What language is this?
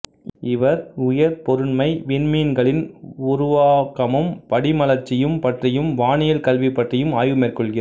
Tamil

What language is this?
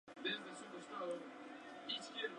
Spanish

